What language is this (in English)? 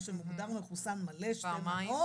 Hebrew